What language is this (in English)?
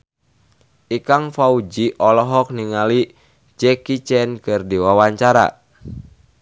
Sundanese